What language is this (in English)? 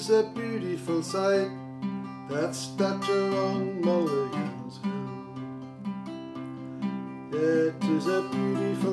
English